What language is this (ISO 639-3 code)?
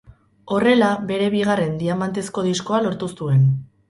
eus